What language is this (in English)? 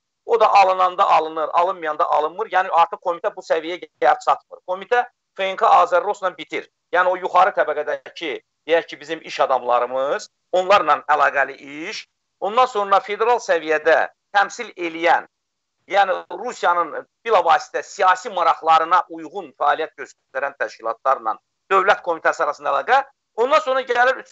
Turkish